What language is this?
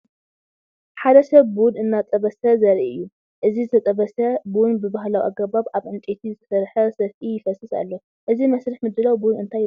Tigrinya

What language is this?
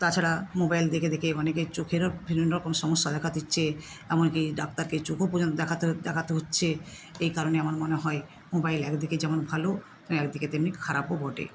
Bangla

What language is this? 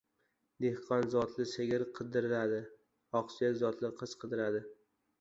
Uzbek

